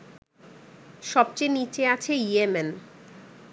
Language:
Bangla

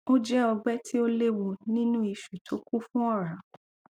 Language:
Yoruba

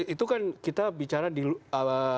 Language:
Indonesian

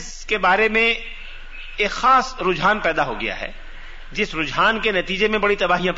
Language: Urdu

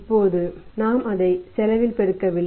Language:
Tamil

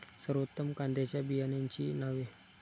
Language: Marathi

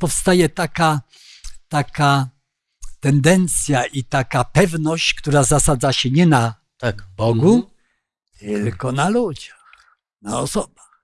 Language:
Polish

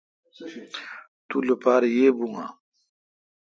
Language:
Kalkoti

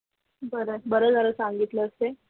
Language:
Marathi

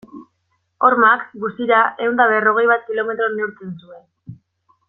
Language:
Basque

